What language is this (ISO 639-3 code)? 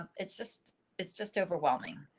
eng